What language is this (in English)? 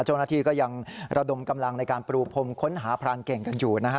Thai